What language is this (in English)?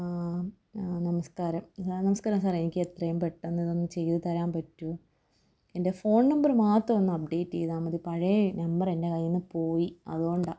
Malayalam